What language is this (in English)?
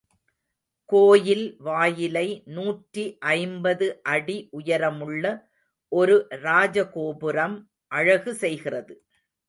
Tamil